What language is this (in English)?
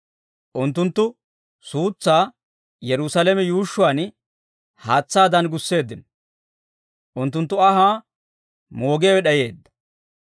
Dawro